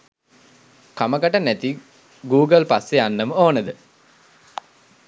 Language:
Sinhala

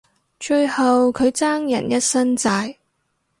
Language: Cantonese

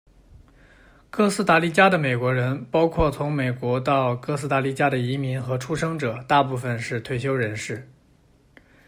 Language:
Chinese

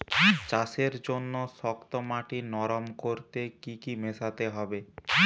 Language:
Bangla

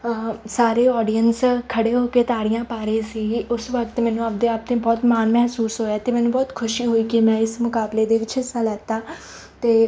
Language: Punjabi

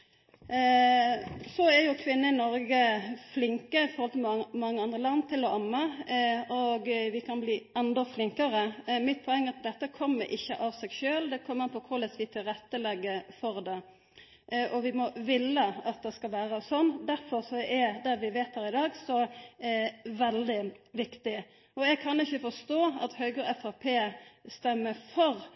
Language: Norwegian Nynorsk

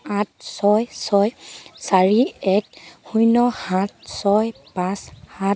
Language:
Assamese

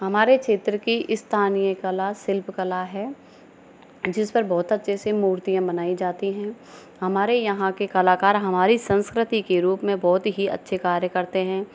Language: Hindi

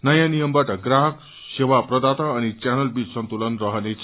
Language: Nepali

